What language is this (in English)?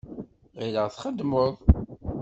Kabyle